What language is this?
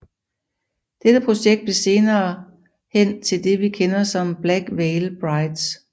Danish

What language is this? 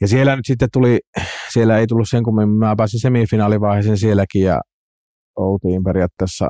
Finnish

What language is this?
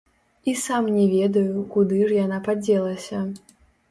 Belarusian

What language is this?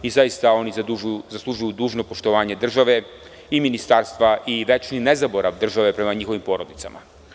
Serbian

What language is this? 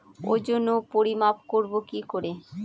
Bangla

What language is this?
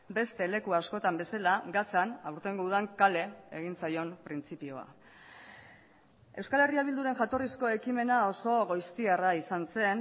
Basque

